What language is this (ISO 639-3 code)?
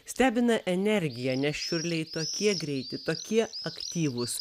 lit